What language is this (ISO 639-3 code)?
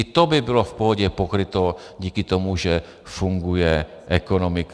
ces